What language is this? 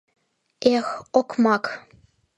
Mari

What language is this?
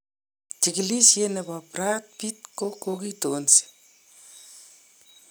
Kalenjin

